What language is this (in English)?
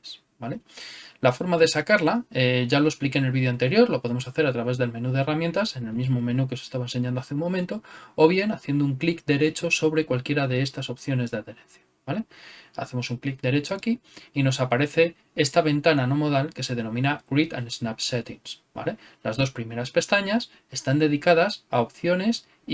Spanish